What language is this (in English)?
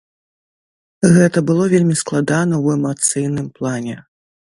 Belarusian